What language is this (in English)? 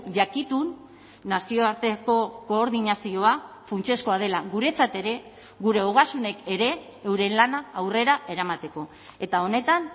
Basque